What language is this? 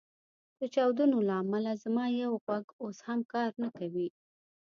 Pashto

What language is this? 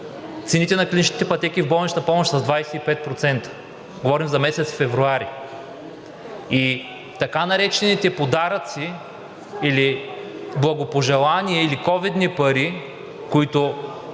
Bulgarian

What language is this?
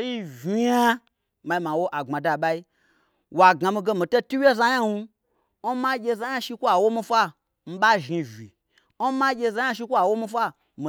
Gbagyi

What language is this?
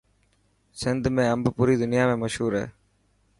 Dhatki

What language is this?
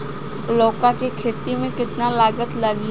Bhojpuri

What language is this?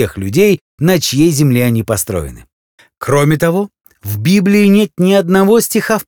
Russian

